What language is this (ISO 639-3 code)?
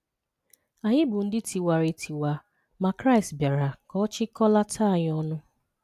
ibo